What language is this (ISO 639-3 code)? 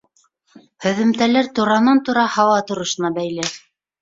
bak